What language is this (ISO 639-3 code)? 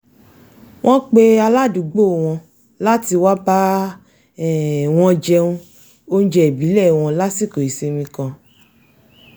yor